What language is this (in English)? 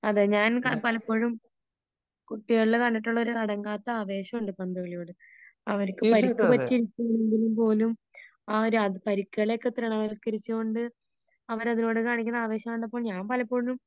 Malayalam